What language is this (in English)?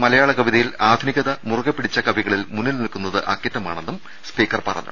Malayalam